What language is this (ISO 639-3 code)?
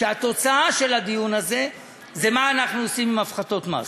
heb